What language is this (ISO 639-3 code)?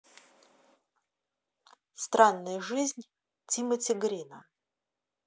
rus